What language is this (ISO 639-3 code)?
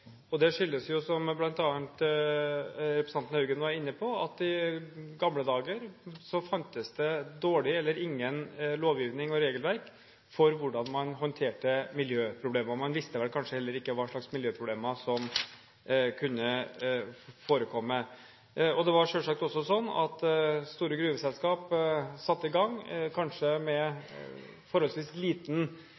nob